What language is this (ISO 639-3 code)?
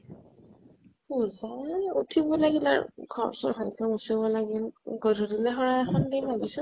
asm